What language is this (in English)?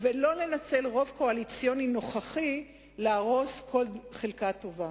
Hebrew